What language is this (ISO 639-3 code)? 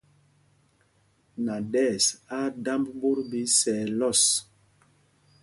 mgg